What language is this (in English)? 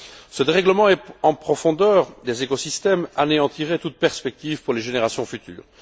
French